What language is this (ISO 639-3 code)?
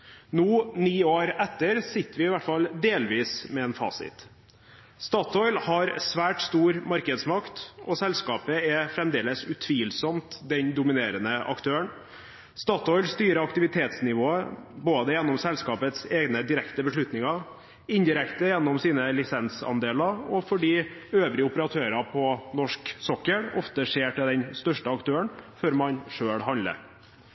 nob